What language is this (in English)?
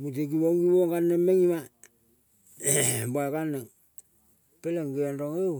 Kol (Papua New Guinea)